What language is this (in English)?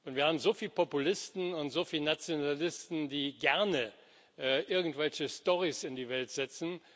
German